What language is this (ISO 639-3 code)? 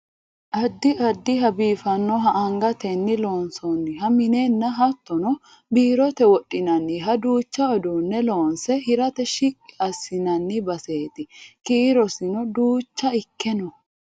sid